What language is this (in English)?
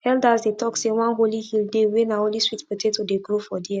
Nigerian Pidgin